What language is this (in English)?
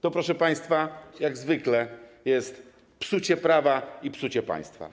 Polish